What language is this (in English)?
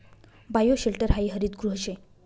Marathi